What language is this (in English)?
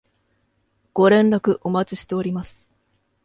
Japanese